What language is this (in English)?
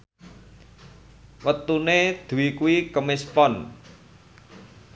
Javanese